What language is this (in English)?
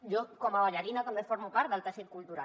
Catalan